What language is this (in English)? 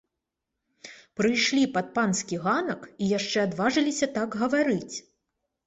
Belarusian